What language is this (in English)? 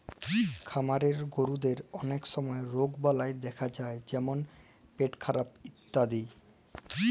Bangla